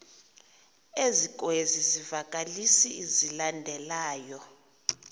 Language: Xhosa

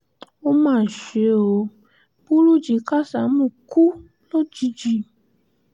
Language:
Yoruba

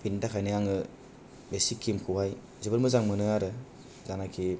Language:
Bodo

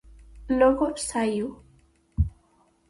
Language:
Galician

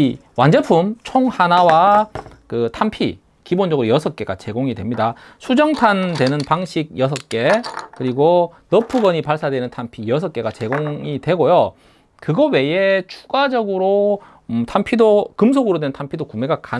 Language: Korean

